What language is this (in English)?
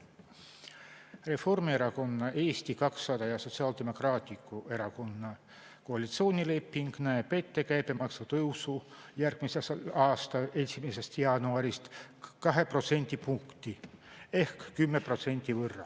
Estonian